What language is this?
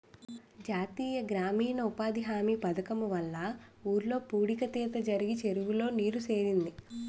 Telugu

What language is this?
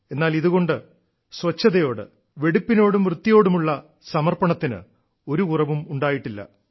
Malayalam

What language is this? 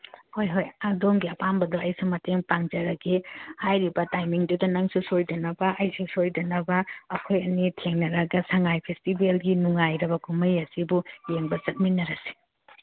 Manipuri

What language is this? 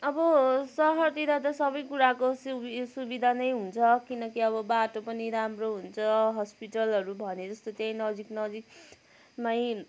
Nepali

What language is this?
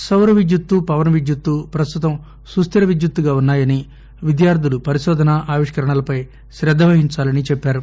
Telugu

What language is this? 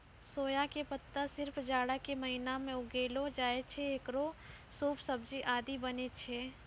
Maithili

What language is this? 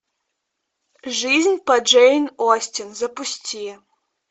Russian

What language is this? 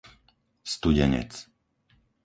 Slovak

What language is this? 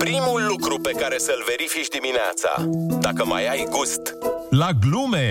Romanian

